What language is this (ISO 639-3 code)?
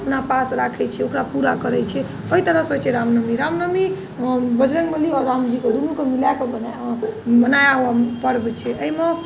mai